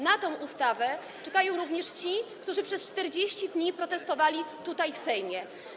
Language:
Polish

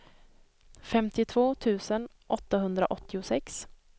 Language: Swedish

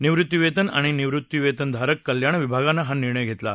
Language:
Marathi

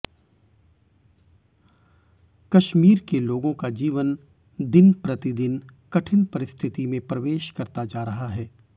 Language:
Hindi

